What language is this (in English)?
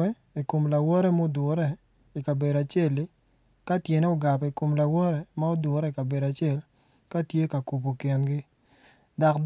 Acoli